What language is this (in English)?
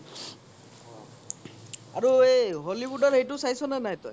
Assamese